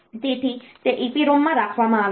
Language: Gujarati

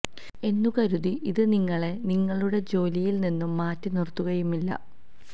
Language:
Malayalam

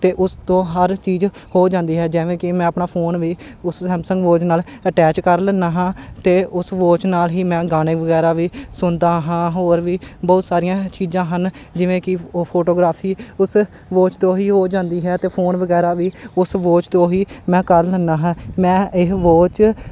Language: Punjabi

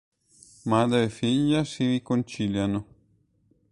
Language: Italian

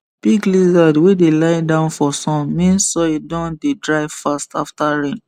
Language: Nigerian Pidgin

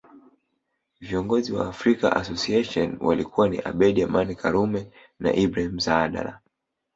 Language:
Swahili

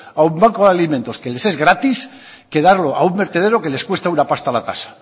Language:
Spanish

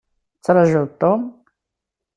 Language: Kabyle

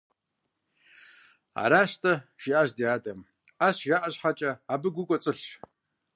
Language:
Kabardian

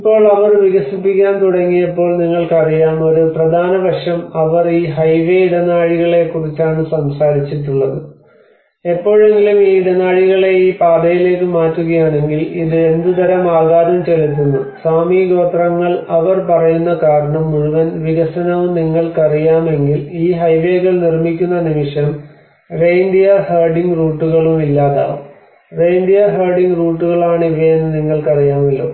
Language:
Malayalam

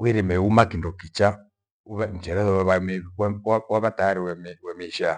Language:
Gweno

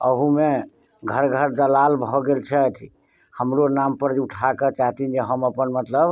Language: Maithili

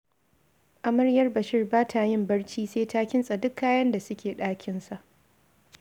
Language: Hausa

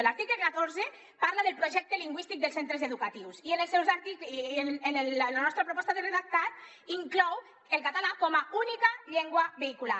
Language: Catalan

